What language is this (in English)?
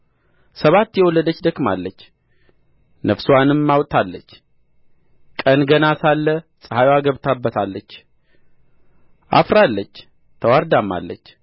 Amharic